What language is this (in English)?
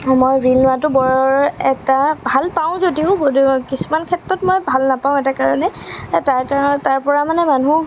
Assamese